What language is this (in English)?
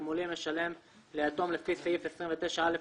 Hebrew